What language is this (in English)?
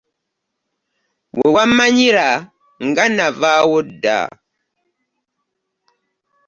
Ganda